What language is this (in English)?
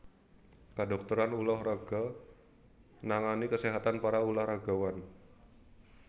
Javanese